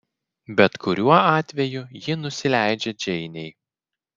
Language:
Lithuanian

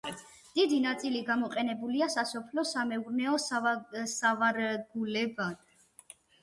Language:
Georgian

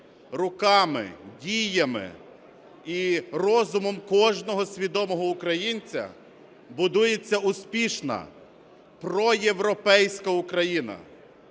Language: Ukrainian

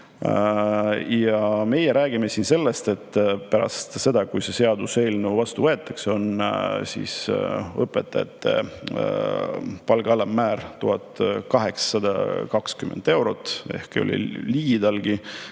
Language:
Estonian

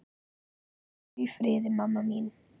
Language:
Icelandic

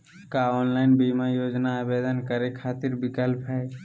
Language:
Magahi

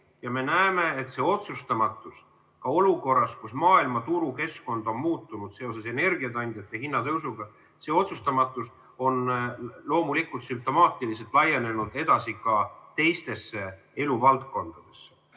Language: Estonian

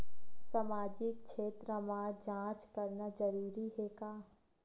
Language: Chhattisgarhi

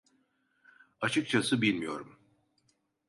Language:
Turkish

